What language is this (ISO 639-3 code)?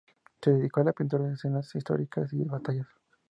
spa